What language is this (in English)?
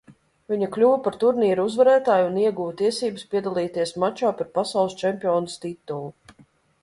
Latvian